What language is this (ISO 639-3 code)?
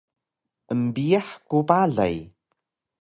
trv